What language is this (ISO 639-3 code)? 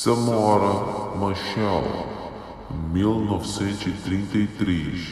por